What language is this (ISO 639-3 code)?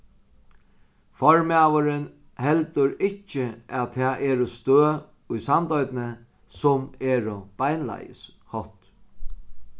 fao